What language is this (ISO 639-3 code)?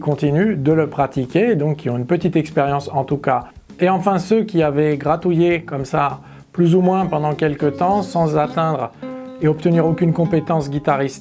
fra